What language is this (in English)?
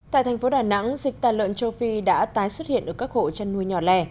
Vietnamese